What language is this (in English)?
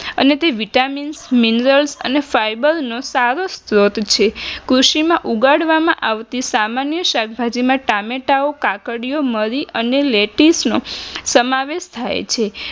Gujarati